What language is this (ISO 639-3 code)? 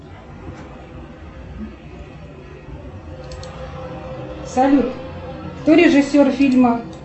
rus